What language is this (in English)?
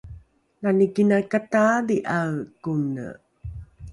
Rukai